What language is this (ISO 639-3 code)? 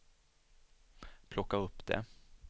swe